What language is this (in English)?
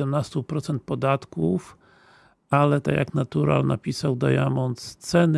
Polish